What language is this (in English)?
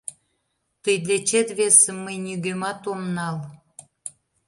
Mari